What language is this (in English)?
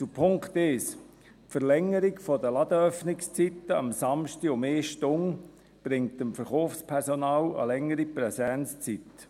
Swiss German